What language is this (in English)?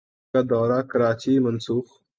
Urdu